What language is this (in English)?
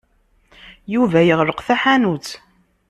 Kabyle